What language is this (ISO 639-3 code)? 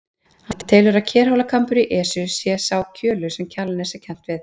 isl